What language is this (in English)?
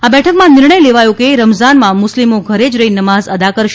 Gujarati